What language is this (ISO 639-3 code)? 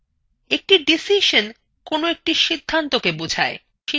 ben